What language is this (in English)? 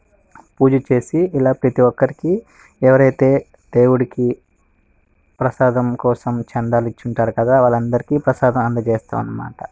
Telugu